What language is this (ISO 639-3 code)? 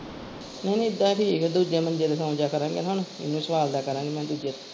pan